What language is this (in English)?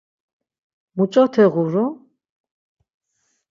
Laz